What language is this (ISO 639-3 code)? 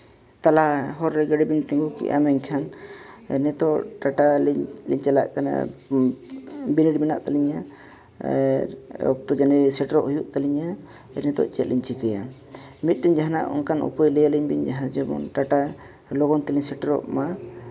sat